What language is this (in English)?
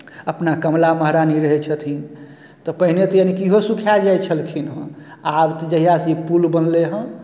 Maithili